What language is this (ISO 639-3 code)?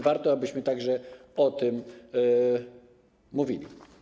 pol